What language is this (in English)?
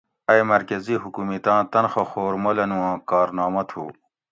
Gawri